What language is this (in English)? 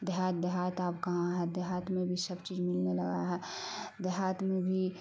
Urdu